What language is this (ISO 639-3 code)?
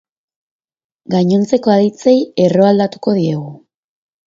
eus